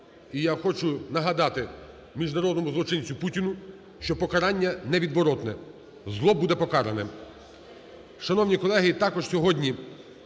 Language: Ukrainian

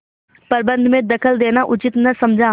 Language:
Hindi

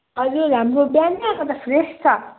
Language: Nepali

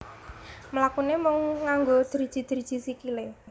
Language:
Javanese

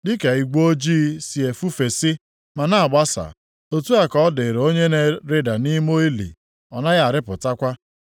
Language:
Igbo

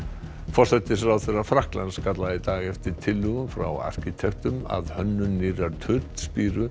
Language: Icelandic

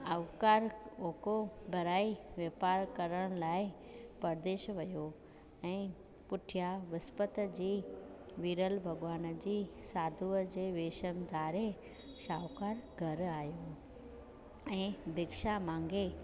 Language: Sindhi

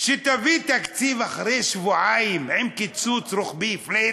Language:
Hebrew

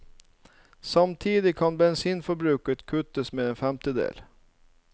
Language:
Norwegian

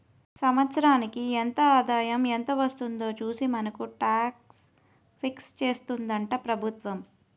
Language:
Telugu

